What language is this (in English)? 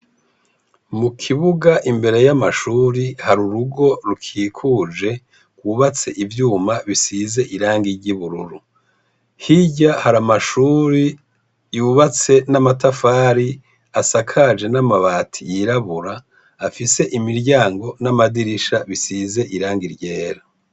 Rundi